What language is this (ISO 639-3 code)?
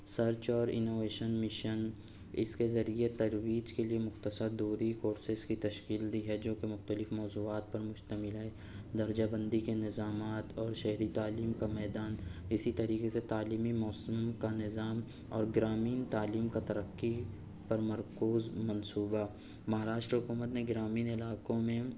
urd